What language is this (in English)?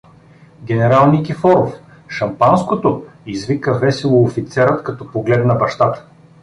Bulgarian